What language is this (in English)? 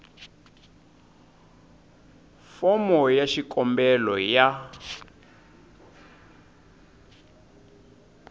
Tsonga